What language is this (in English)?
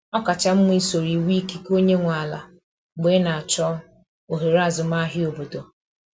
Igbo